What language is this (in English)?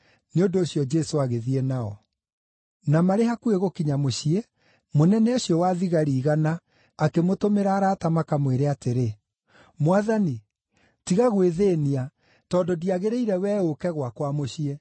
Kikuyu